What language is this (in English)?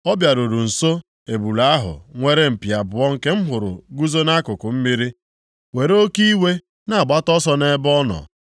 Igbo